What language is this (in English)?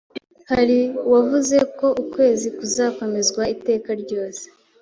Kinyarwanda